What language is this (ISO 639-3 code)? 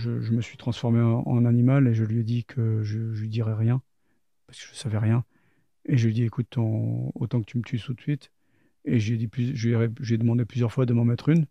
fra